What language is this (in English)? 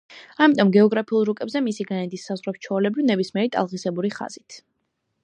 Georgian